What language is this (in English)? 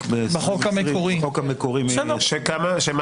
Hebrew